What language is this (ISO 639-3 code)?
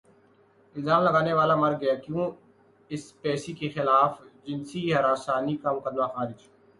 urd